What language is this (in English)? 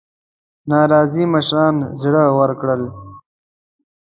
Pashto